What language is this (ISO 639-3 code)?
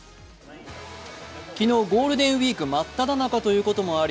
jpn